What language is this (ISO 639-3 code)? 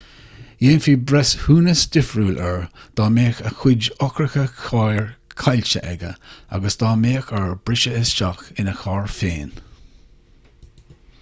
gle